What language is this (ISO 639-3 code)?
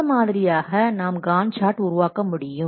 tam